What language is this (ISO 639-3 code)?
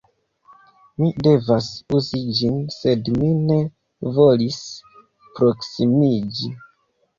epo